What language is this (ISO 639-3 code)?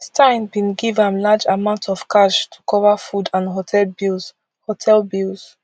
pcm